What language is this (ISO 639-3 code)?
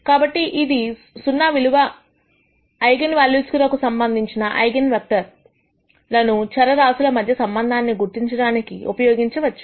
tel